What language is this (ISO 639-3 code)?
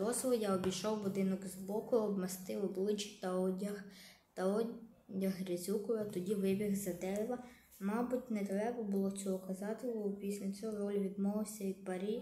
ukr